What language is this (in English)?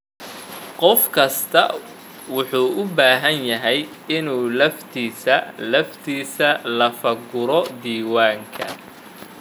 Somali